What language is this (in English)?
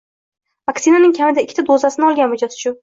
Uzbek